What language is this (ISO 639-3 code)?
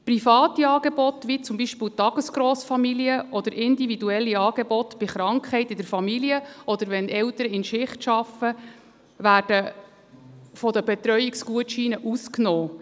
gsw